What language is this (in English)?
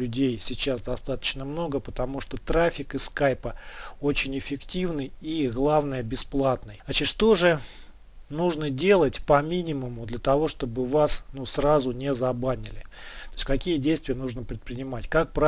Russian